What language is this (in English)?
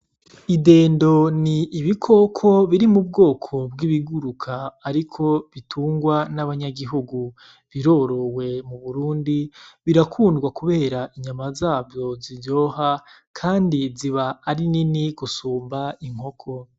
Rundi